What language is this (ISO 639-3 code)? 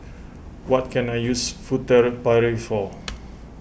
eng